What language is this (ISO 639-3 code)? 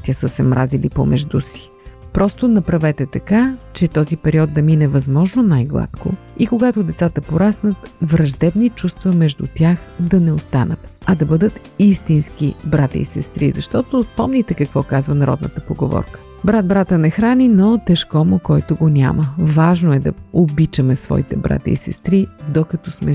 bul